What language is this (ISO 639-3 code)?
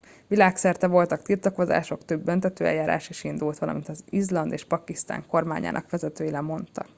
hun